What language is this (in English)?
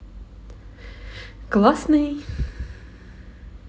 Russian